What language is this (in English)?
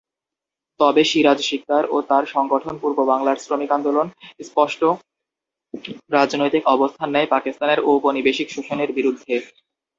Bangla